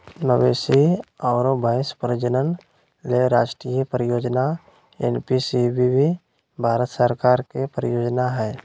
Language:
Magahi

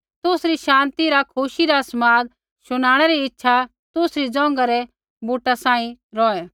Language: Kullu Pahari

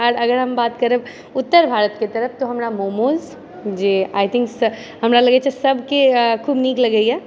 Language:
Maithili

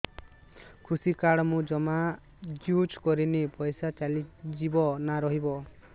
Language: Odia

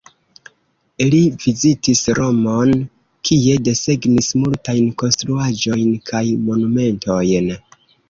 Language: Esperanto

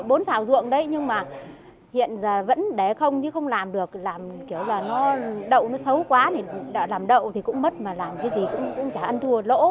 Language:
Vietnamese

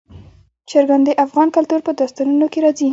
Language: Pashto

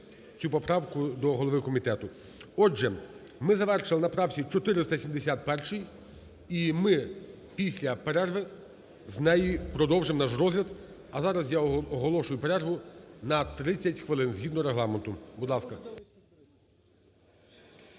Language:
Ukrainian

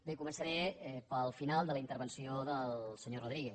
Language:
Catalan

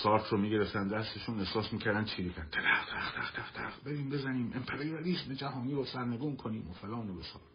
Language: Persian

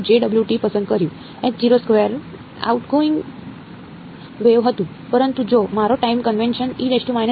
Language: Gujarati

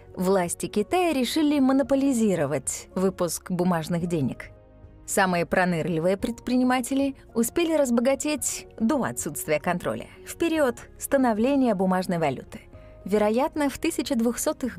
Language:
Russian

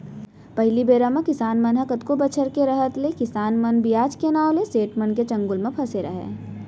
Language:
Chhattisgarhi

